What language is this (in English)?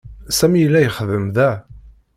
Kabyle